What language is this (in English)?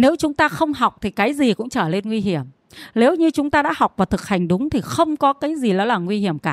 Vietnamese